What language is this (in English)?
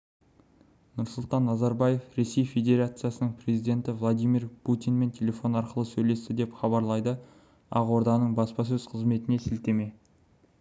Kazakh